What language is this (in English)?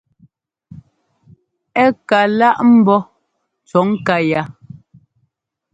Ngomba